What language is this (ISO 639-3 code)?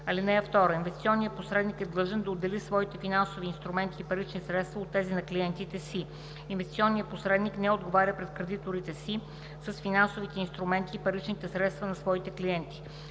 bul